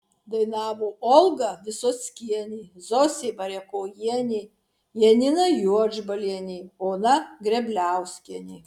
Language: Lithuanian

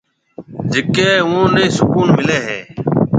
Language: Marwari (Pakistan)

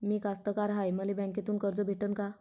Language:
Marathi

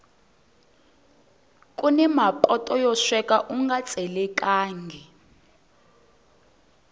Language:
Tsonga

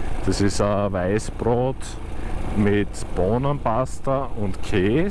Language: German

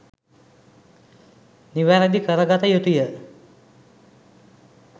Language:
Sinhala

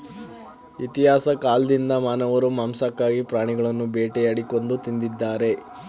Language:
Kannada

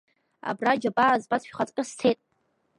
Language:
Abkhazian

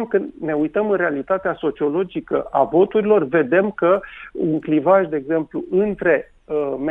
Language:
Romanian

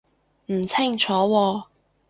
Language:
Cantonese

